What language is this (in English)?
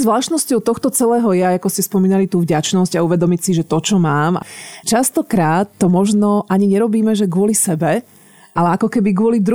Slovak